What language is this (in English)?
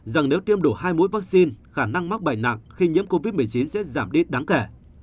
Vietnamese